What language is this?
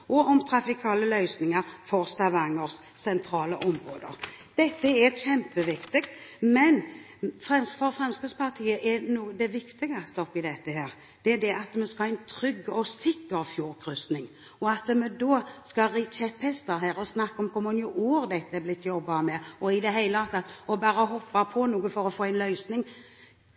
Norwegian Bokmål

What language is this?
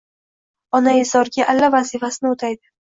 Uzbek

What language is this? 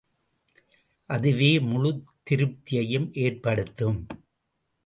Tamil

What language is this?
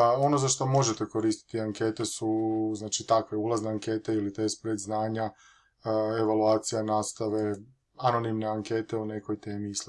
Croatian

